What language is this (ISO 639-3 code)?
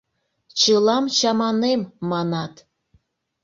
chm